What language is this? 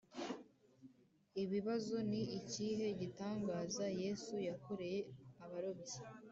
Kinyarwanda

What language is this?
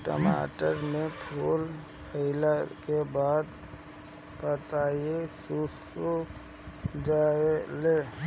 Bhojpuri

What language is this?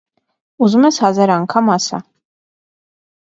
Armenian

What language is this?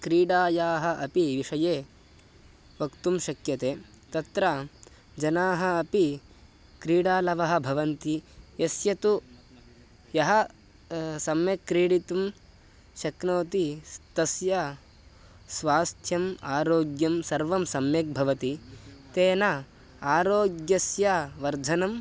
Sanskrit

